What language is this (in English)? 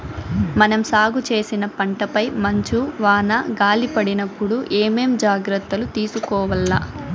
Telugu